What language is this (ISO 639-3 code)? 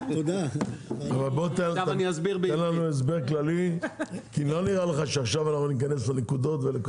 heb